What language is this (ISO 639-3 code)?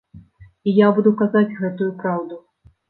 bel